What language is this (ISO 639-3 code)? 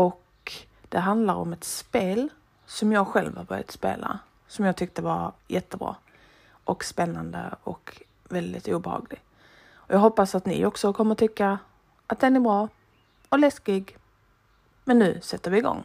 swe